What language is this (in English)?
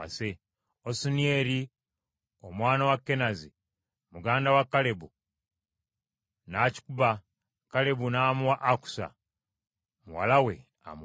Ganda